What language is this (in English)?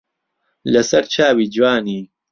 Central Kurdish